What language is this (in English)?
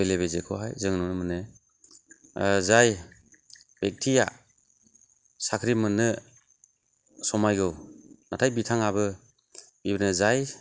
Bodo